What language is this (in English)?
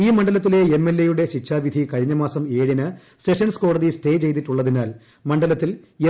Malayalam